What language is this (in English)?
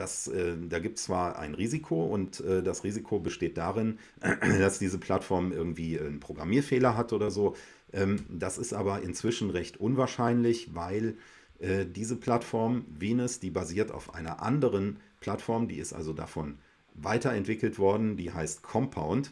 German